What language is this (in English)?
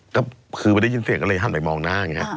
Thai